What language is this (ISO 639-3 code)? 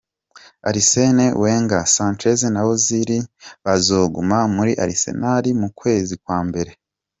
kin